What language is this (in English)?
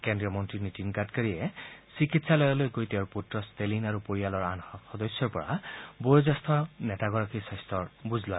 Assamese